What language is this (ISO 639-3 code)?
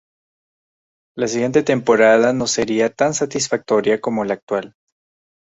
spa